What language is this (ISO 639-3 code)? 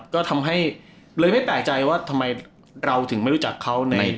tha